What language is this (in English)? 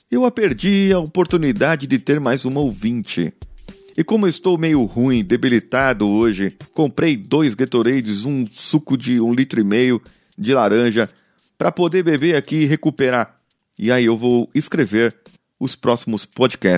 Portuguese